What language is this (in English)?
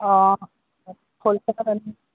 Assamese